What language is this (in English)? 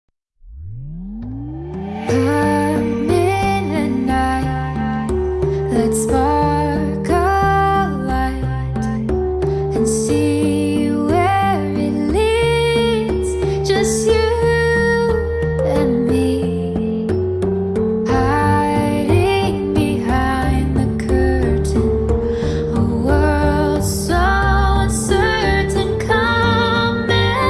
English